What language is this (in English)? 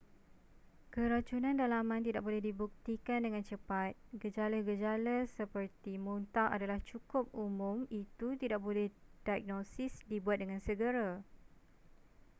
Malay